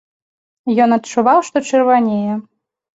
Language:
Belarusian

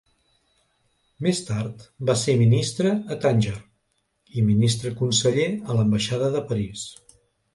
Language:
Catalan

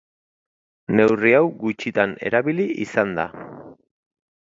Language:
Basque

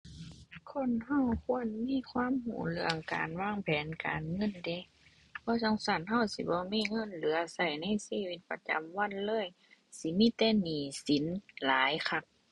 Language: Thai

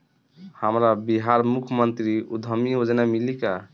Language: Bhojpuri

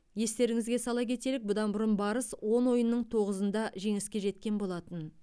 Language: Kazakh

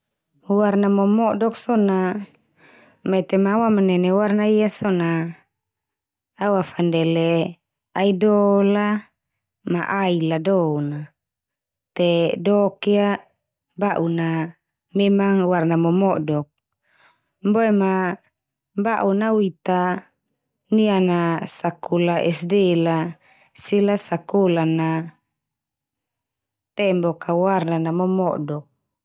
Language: Termanu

